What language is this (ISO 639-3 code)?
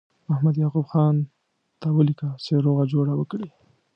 pus